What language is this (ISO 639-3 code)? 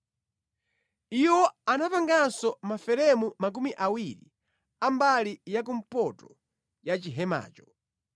nya